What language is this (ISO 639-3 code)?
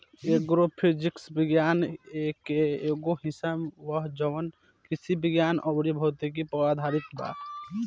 bho